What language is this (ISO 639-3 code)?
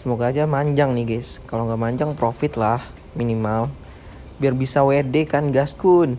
ind